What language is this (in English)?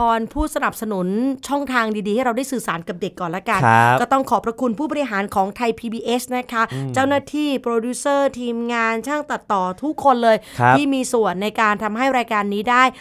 Thai